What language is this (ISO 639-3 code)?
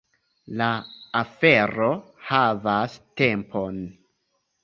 epo